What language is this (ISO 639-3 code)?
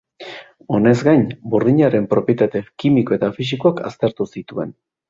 eus